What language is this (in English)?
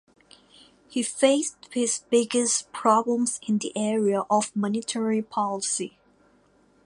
English